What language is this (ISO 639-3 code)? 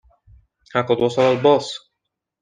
ara